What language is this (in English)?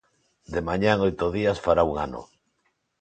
Galician